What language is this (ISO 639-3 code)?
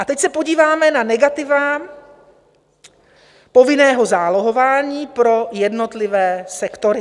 ces